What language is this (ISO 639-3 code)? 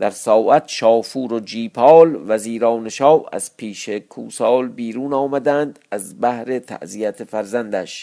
fas